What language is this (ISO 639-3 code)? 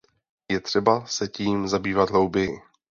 ces